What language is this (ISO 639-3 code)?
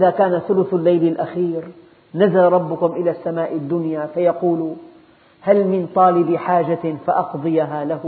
ara